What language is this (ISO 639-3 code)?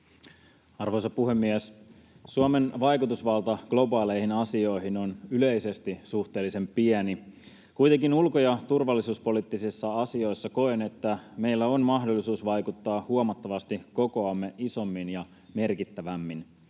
fin